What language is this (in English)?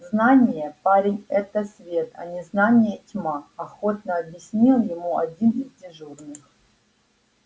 Russian